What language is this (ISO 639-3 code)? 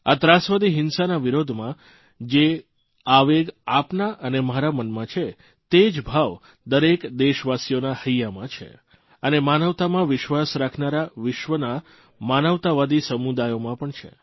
guj